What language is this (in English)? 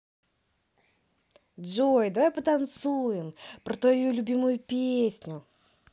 Russian